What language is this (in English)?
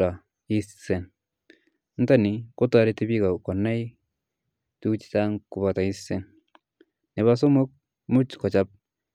Kalenjin